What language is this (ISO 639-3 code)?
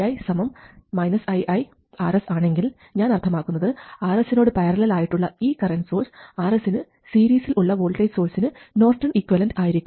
mal